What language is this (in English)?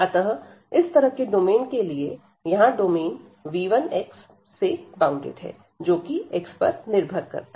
Hindi